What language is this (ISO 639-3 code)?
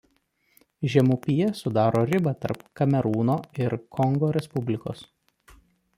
lit